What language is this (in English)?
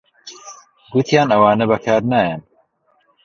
Central Kurdish